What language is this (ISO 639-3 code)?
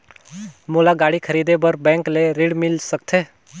hne